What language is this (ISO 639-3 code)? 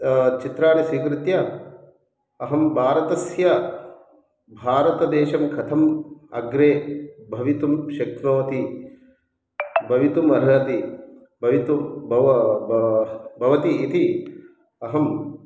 san